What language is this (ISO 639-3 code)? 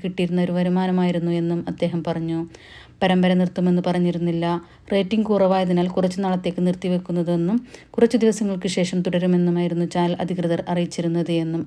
ron